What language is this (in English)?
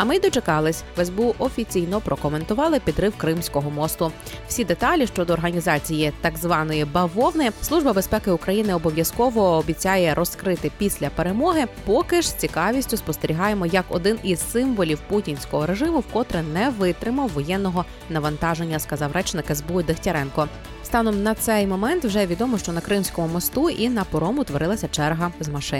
Ukrainian